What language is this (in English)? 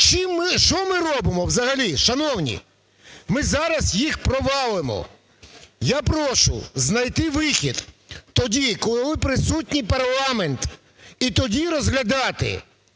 Ukrainian